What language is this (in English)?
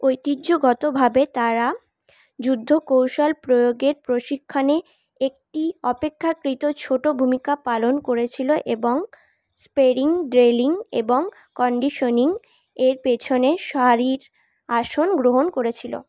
Bangla